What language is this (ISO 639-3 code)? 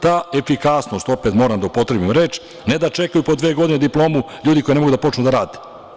srp